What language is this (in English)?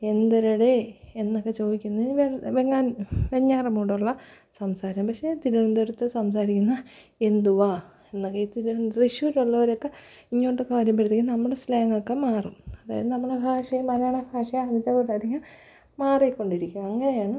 Malayalam